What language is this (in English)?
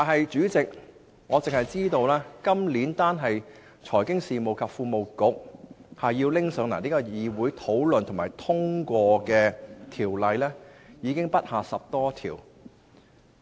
Cantonese